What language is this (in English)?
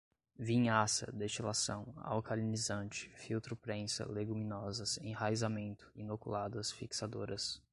Portuguese